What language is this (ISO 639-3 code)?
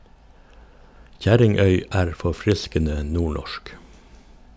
nor